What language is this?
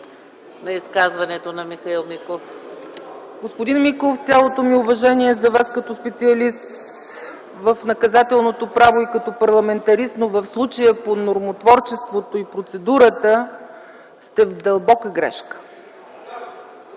Bulgarian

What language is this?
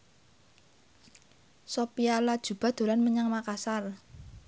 Javanese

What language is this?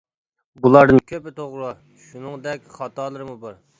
Uyghur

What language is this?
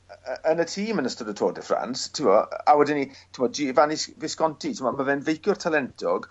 Welsh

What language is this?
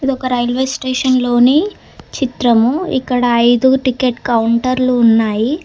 Telugu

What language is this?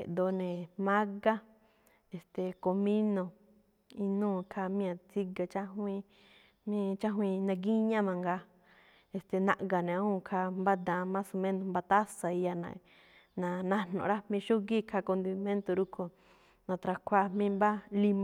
Malinaltepec Me'phaa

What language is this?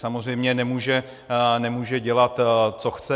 Czech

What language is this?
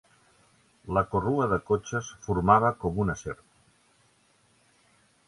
Catalan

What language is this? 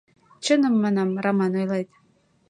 Mari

